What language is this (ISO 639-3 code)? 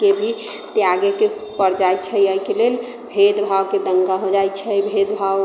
mai